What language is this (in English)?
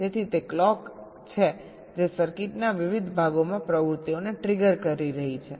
Gujarati